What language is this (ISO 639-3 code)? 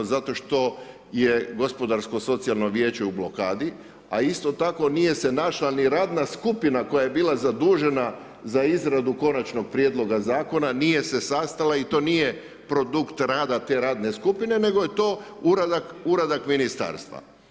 hrv